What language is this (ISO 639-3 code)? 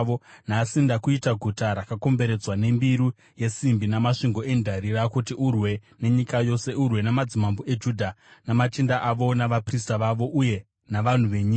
sna